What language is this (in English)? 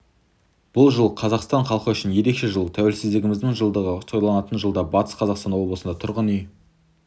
Kazakh